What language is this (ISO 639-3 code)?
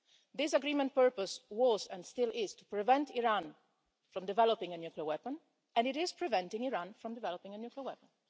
eng